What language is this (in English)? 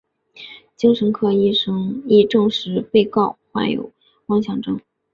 Chinese